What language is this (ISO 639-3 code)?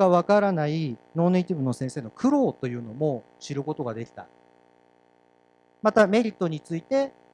jpn